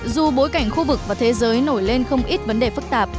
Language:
Vietnamese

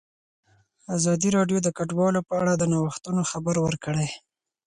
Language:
Pashto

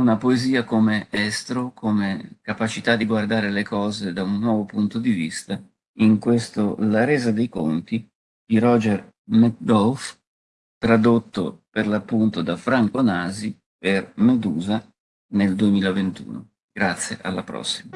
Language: Italian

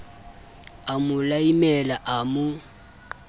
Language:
Southern Sotho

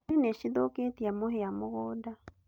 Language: Kikuyu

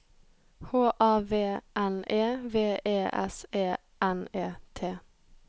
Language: Norwegian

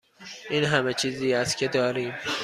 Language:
Persian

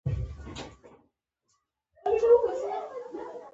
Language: Pashto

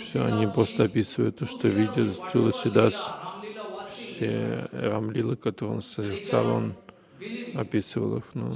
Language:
Russian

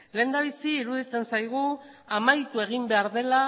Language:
Basque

